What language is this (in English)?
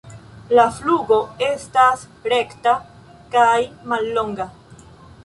Esperanto